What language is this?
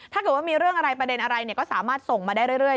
Thai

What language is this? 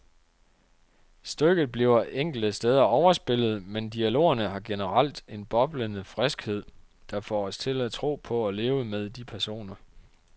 Danish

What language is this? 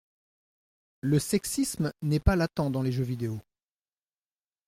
French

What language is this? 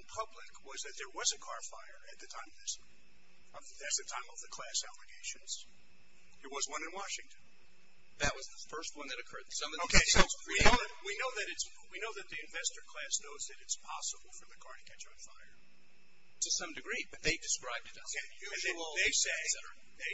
English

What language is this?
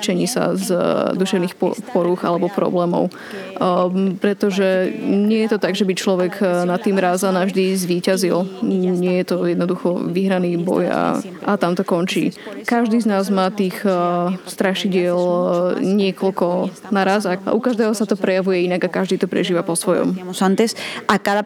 Slovak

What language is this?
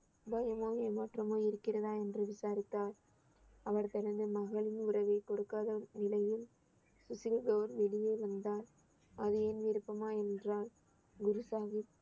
Tamil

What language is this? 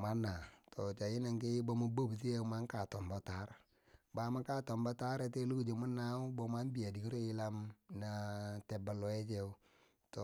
Bangwinji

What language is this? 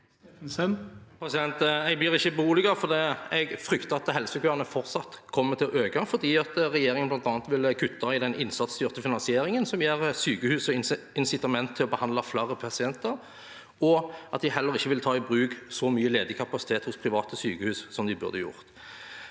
Norwegian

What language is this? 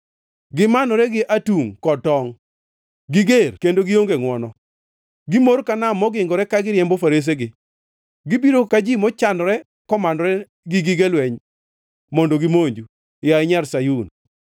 Luo (Kenya and Tanzania)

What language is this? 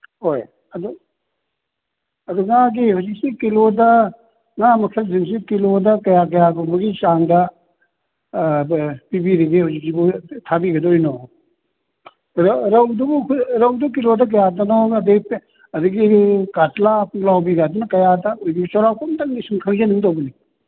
Manipuri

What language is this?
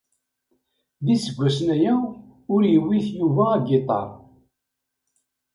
Kabyle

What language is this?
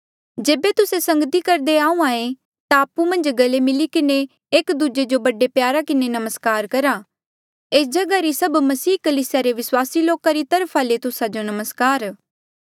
Mandeali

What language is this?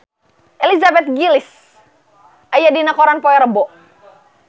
Sundanese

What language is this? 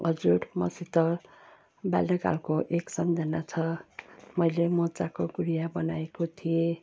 Nepali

